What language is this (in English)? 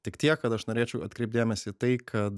Lithuanian